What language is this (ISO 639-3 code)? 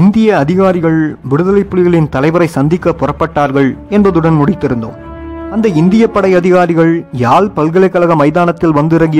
tam